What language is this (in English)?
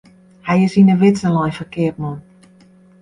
Western Frisian